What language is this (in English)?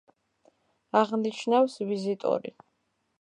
Georgian